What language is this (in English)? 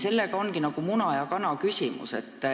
Estonian